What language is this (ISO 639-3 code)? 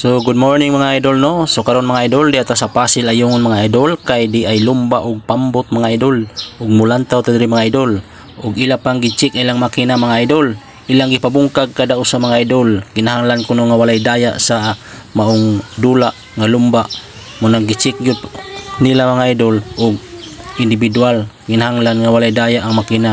fil